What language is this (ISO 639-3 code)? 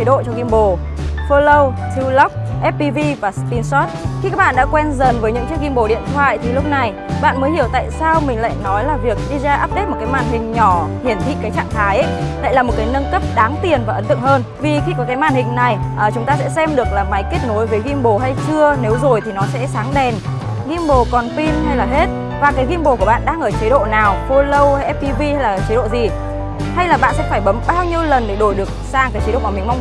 vie